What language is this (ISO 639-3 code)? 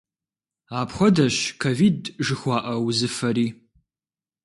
kbd